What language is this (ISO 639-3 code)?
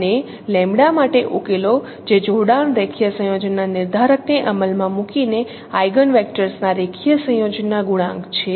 guj